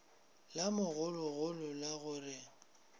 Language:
Northern Sotho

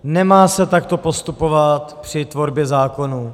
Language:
Czech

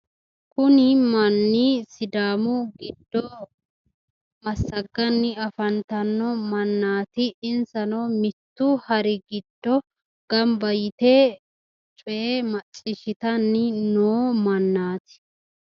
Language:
Sidamo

